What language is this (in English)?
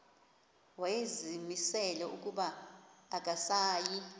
Xhosa